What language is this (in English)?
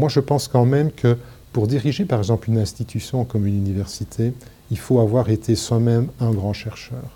French